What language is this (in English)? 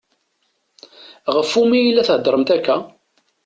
Kabyle